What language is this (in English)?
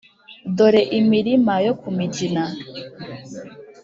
Kinyarwanda